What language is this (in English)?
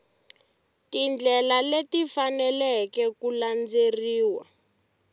Tsonga